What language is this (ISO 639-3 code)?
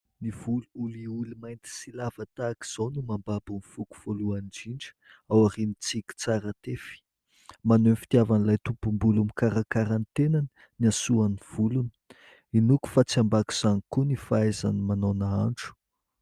mlg